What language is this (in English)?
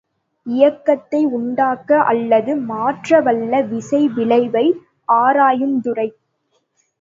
Tamil